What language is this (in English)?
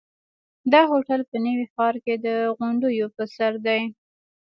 Pashto